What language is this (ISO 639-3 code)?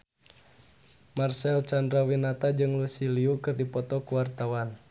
sun